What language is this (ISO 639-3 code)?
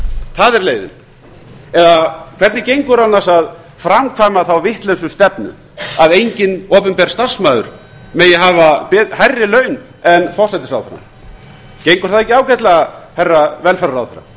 isl